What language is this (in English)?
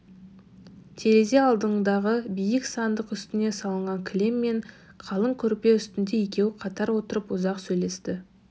Kazakh